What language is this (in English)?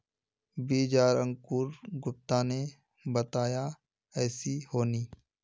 Magahi